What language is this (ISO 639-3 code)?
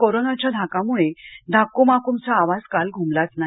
mar